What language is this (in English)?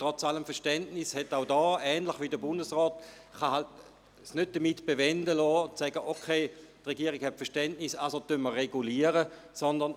Swiss German